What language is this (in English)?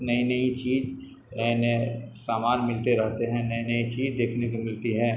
Urdu